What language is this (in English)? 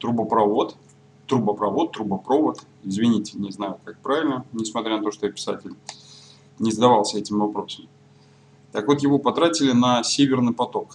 Russian